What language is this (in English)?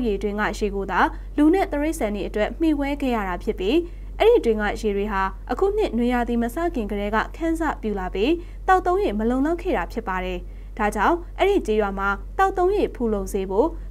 Korean